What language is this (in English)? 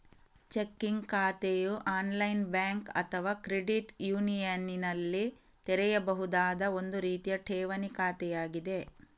Kannada